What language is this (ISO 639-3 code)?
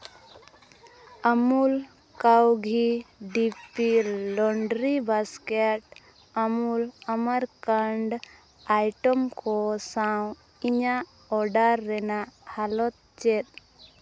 sat